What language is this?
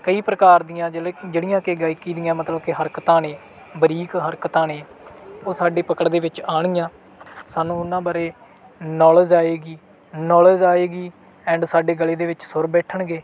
Punjabi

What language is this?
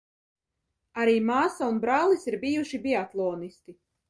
Latvian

